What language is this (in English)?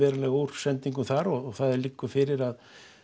Icelandic